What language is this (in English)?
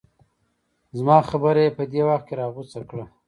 Pashto